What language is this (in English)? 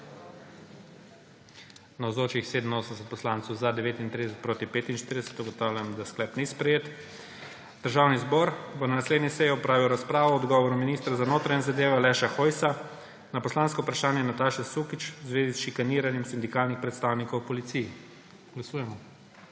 Slovenian